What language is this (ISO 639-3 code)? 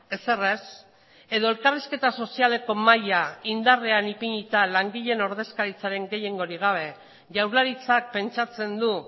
eus